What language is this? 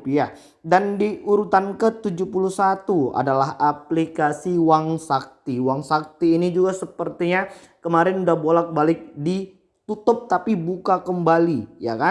Indonesian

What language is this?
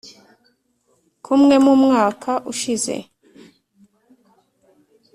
Kinyarwanda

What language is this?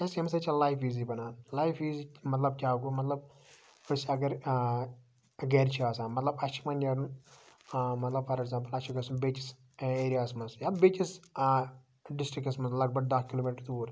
Kashmiri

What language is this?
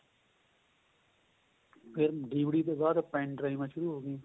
Punjabi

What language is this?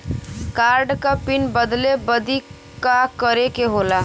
Bhojpuri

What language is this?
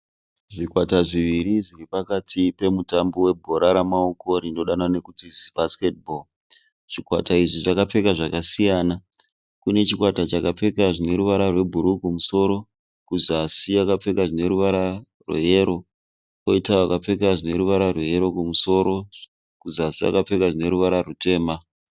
Shona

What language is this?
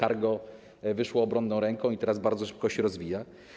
Polish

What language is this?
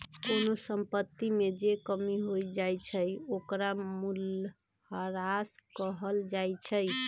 Magahi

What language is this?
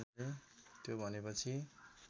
Nepali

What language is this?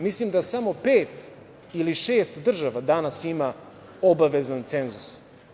Serbian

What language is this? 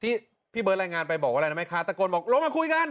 Thai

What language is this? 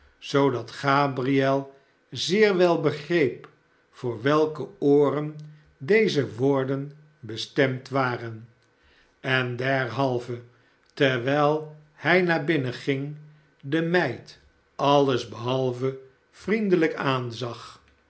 Dutch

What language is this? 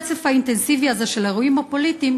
Hebrew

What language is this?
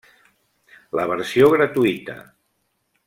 Catalan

